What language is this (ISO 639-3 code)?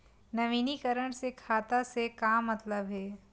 hne